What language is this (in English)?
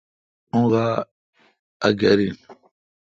Kalkoti